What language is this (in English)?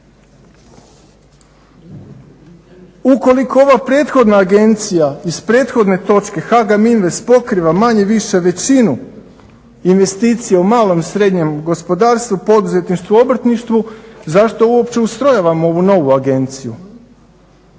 Croatian